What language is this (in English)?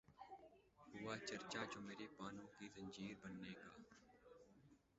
Urdu